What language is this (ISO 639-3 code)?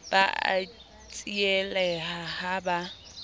sot